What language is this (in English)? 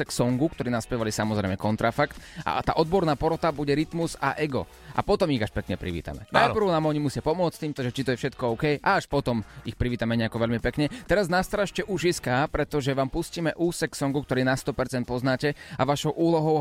Slovak